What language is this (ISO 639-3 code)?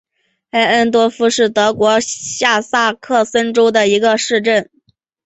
zho